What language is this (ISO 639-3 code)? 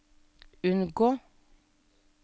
nor